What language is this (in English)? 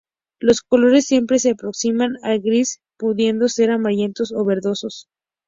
Spanish